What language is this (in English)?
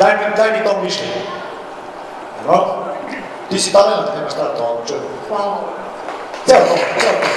Ukrainian